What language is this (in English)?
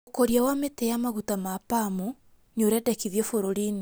Kikuyu